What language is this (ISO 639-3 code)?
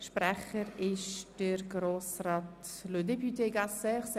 gsw